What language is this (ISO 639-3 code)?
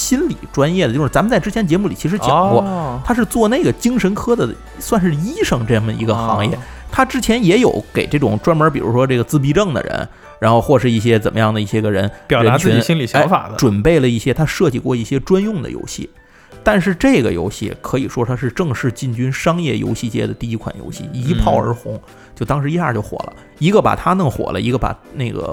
zho